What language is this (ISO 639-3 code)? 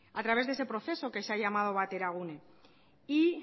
spa